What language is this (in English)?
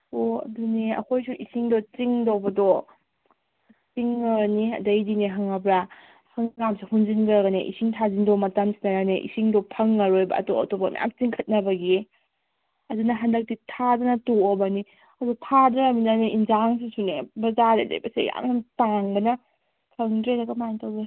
Manipuri